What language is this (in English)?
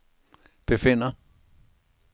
Danish